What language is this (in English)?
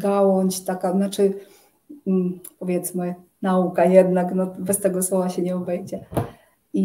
Polish